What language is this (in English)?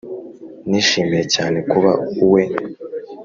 Kinyarwanda